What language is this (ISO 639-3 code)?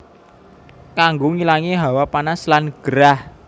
jav